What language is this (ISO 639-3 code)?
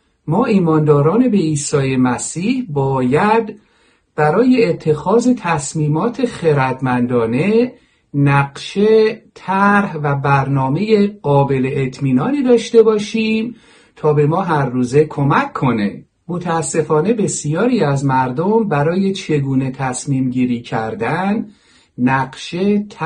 fas